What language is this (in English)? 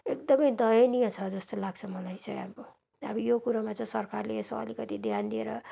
Nepali